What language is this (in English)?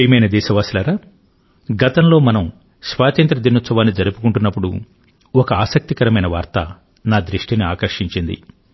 Telugu